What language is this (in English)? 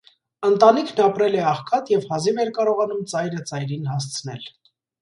Armenian